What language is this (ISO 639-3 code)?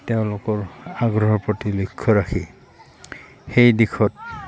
asm